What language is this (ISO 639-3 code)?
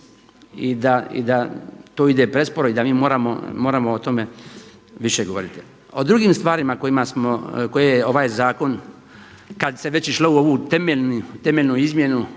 hrv